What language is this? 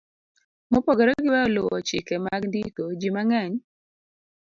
Luo (Kenya and Tanzania)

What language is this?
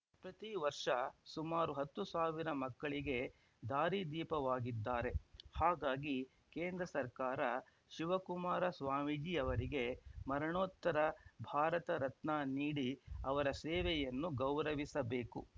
Kannada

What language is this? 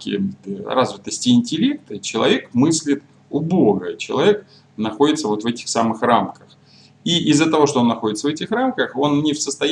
Russian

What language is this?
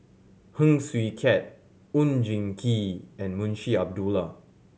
English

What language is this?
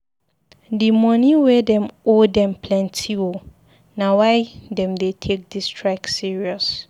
Nigerian Pidgin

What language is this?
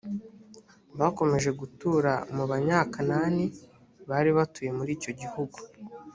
Kinyarwanda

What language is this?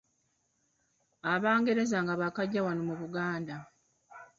Ganda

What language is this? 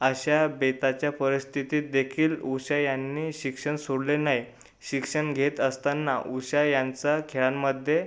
Marathi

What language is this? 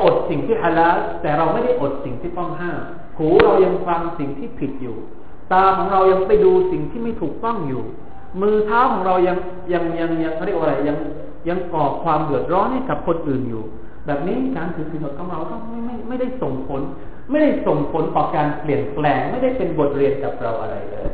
Thai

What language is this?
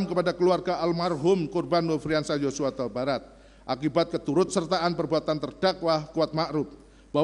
Indonesian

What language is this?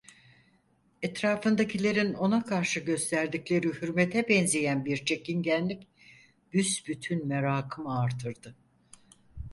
Turkish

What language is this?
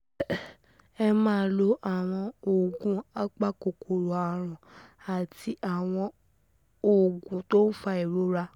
Yoruba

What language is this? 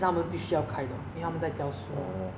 English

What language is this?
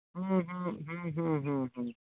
Santali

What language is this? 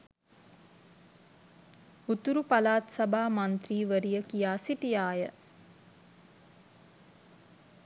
Sinhala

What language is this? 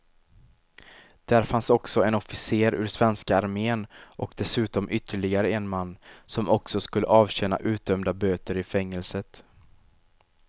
Swedish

